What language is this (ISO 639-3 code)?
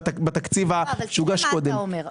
heb